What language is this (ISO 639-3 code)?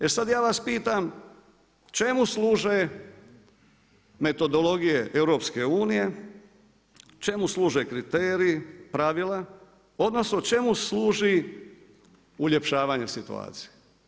hrv